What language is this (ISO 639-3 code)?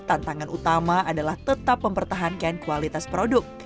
ind